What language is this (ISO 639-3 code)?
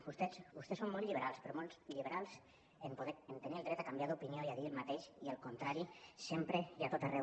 cat